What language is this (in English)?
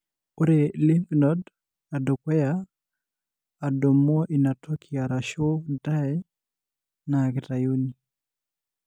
Masai